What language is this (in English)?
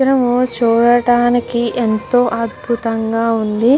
Telugu